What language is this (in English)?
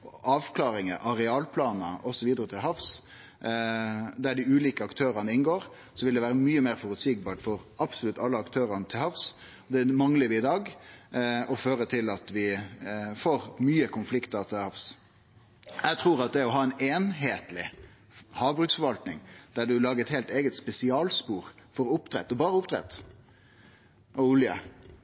Norwegian Nynorsk